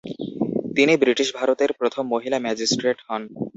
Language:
Bangla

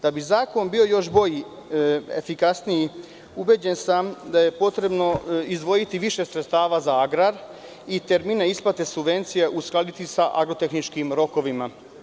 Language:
Serbian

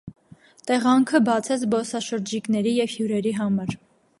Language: Armenian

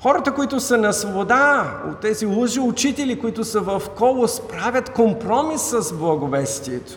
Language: Bulgarian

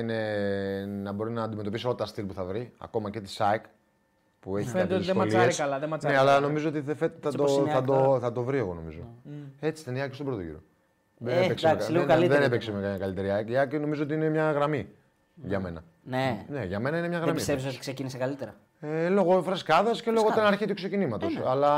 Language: Greek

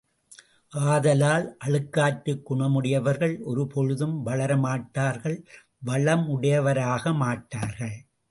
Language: Tamil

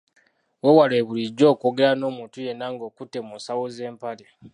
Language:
Ganda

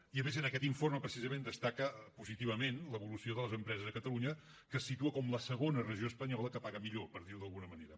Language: Catalan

